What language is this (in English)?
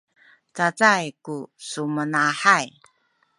Sakizaya